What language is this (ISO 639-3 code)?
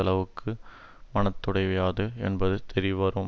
tam